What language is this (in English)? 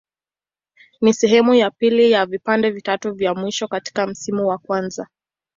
Swahili